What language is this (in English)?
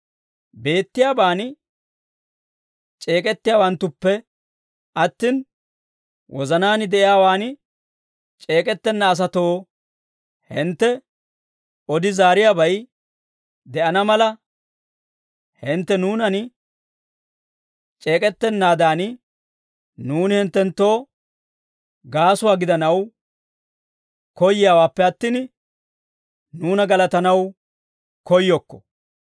Dawro